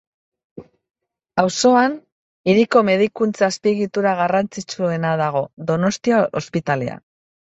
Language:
Basque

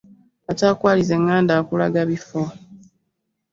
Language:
Ganda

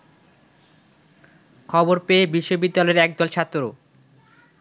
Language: Bangla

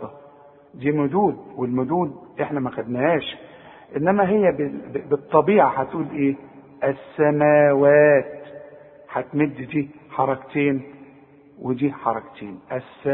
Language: Arabic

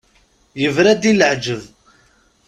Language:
Kabyle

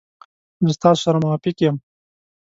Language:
Pashto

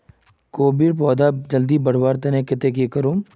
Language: Magahi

